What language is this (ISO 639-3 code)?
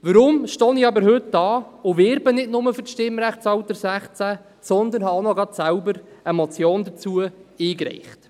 gsw